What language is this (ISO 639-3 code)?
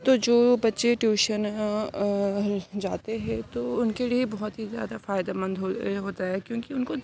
urd